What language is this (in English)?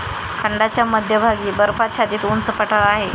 Marathi